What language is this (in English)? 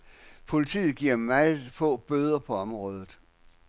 Danish